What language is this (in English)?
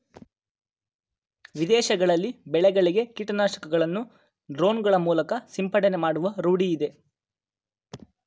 Kannada